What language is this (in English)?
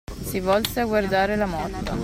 Italian